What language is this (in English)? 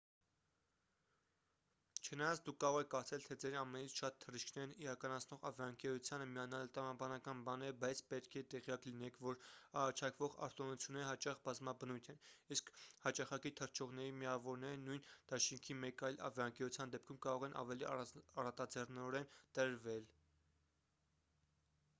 Armenian